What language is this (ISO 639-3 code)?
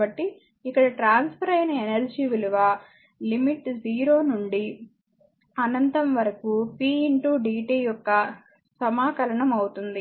tel